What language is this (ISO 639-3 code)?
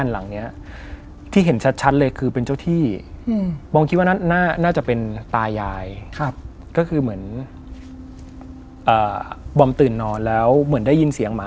tha